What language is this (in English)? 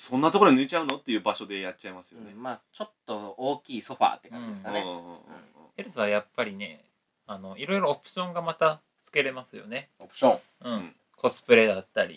Japanese